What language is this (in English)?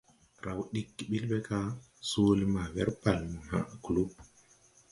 Tupuri